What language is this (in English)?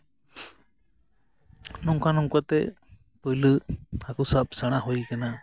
Santali